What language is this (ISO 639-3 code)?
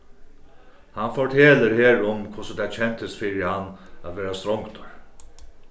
fao